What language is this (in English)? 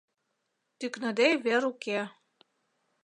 Mari